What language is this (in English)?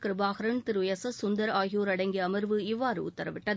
Tamil